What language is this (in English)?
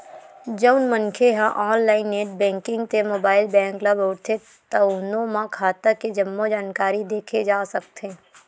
Chhattisgarhi